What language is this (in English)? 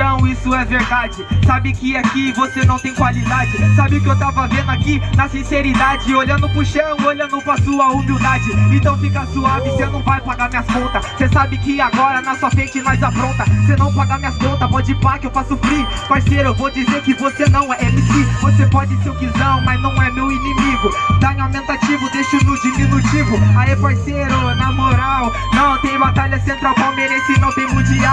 Portuguese